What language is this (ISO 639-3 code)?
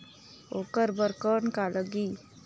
hne